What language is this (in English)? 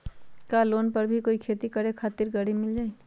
Magahi